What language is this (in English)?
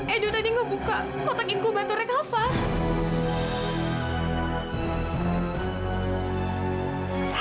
Indonesian